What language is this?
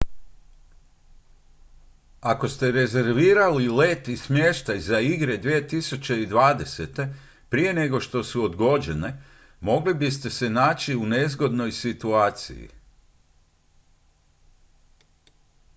Croatian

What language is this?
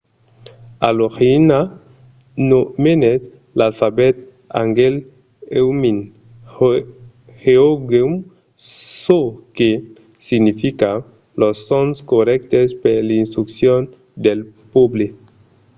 Occitan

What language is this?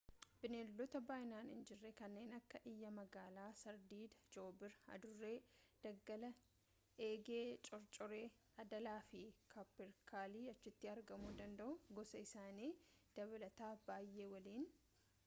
Oromo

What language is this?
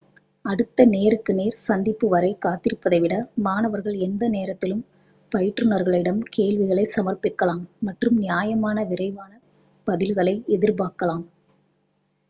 Tamil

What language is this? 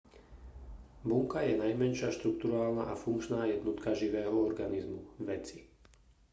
Slovak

